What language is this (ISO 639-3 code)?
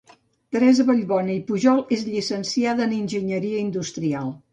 cat